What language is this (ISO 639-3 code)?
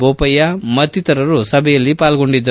kan